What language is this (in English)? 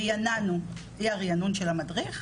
Hebrew